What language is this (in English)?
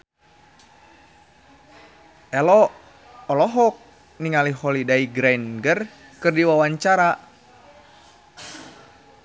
Sundanese